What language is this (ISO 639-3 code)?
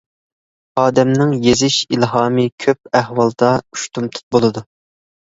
uig